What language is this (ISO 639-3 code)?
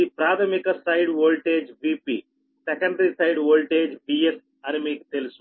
tel